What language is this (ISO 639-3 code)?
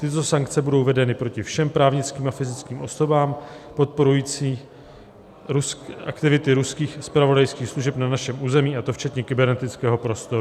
ces